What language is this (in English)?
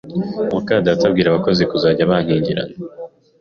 Kinyarwanda